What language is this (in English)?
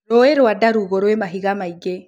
Kikuyu